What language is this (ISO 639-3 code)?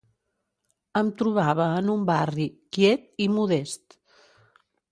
cat